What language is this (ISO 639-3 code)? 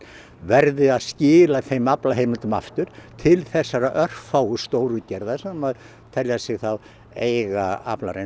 isl